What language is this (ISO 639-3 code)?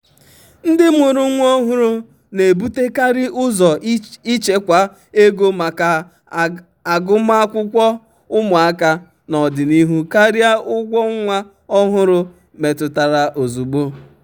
ibo